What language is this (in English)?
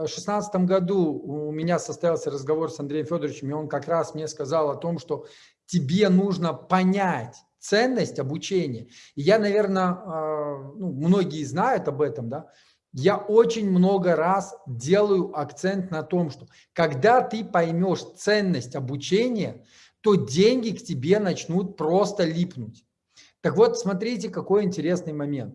Russian